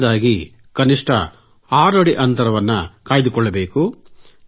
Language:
Kannada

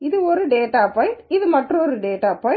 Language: Tamil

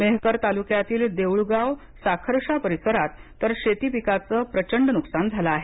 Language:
Marathi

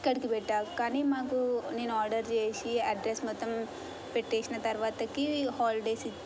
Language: Telugu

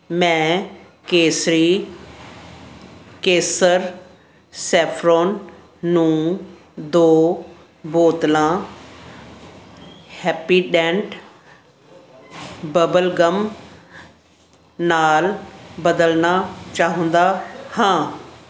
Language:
Punjabi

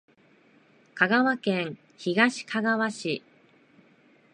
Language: Japanese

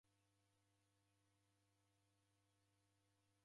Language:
Taita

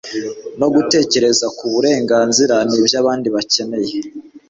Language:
Kinyarwanda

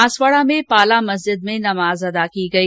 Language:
Hindi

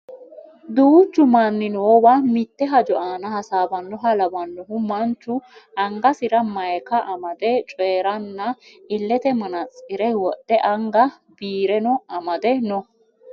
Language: Sidamo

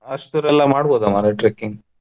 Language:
Kannada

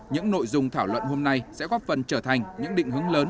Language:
Vietnamese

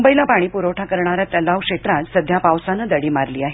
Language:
Marathi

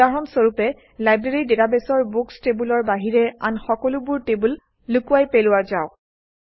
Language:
Assamese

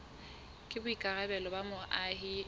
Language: Southern Sotho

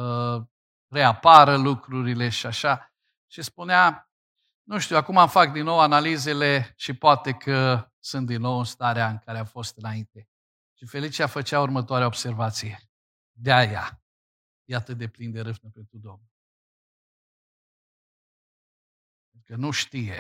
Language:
Romanian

